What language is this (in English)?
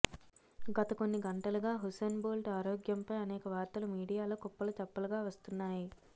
Telugu